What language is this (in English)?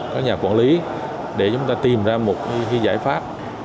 Vietnamese